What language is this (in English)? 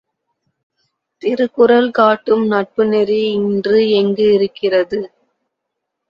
Tamil